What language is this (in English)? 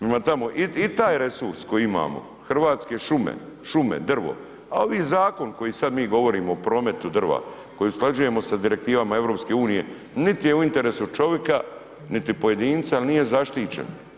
Croatian